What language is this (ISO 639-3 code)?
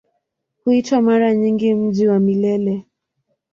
swa